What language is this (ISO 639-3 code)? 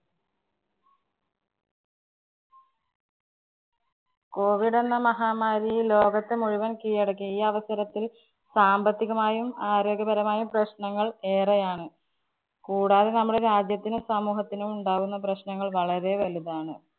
mal